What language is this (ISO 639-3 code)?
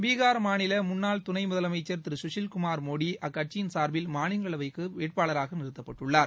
tam